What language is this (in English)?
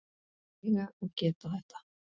Icelandic